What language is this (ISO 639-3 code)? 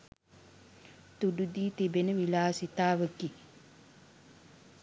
sin